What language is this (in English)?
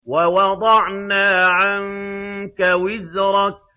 Arabic